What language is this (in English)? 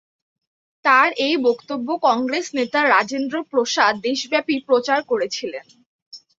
Bangla